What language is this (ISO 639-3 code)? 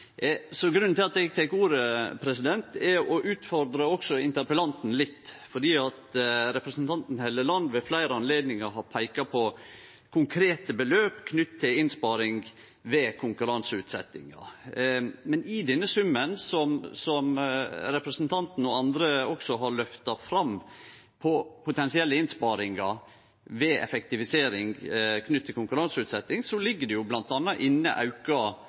nno